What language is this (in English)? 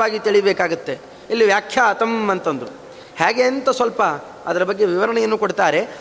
Kannada